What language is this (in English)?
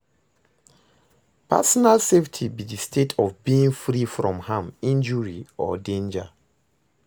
Nigerian Pidgin